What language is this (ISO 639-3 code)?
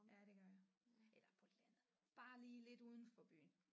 dan